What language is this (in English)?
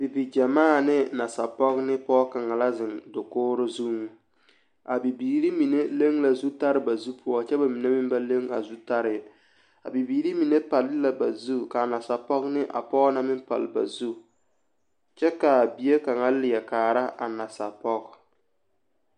Southern Dagaare